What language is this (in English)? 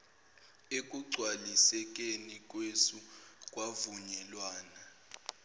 Zulu